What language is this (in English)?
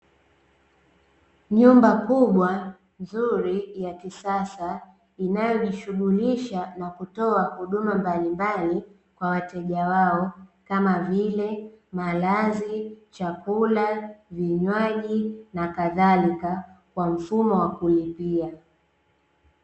Swahili